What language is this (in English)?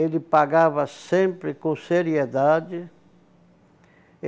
Portuguese